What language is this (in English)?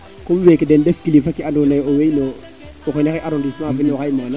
Serer